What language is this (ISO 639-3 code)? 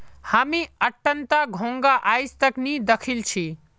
mag